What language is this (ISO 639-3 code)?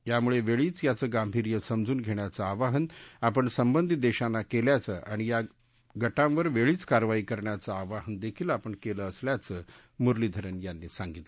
mar